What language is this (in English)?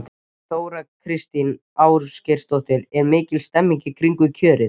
Icelandic